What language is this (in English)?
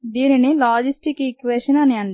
Telugu